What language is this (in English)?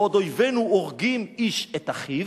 Hebrew